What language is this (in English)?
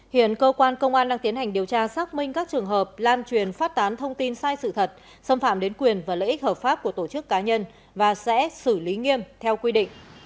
Vietnamese